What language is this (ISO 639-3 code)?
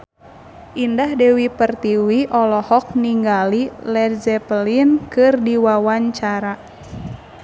sun